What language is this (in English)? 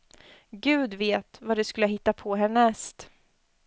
Swedish